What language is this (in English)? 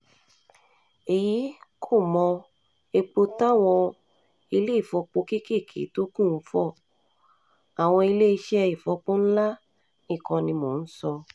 Yoruba